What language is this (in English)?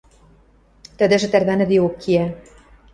Western Mari